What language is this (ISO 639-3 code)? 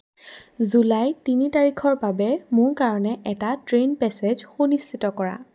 asm